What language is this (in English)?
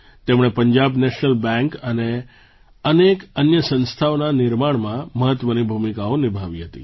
Gujarati